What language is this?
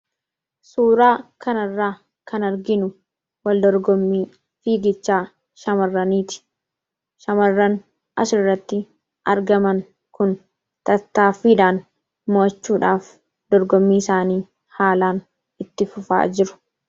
Oromo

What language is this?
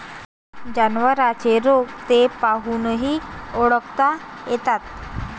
Marathi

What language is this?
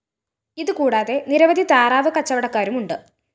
Malayalam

